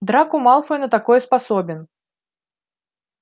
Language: Russian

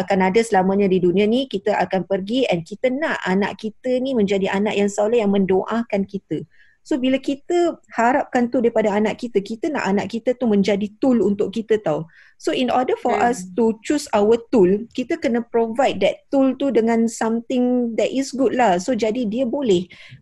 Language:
Malay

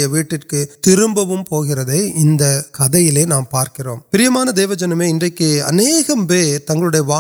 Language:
Urdu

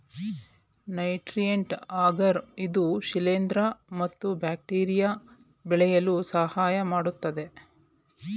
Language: Kannada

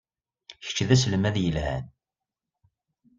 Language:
Kabyle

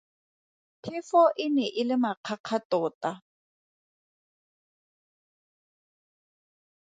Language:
Tswana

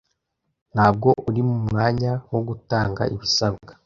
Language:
Kinyarwanda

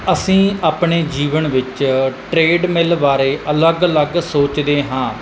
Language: Punjabi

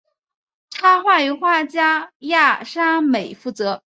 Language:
Chinese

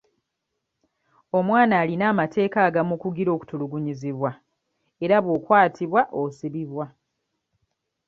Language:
Ganda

